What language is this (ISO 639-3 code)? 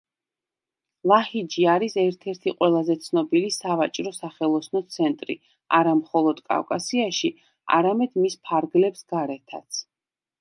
kat